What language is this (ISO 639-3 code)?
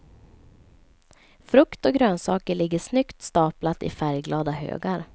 swe